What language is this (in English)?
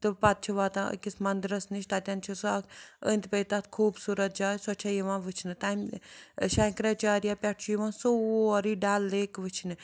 Kashmiri